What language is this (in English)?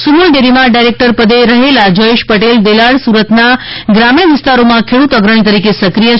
Gujarati